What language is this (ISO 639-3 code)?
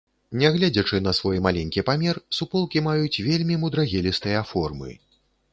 bel